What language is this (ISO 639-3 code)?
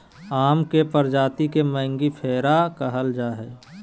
mag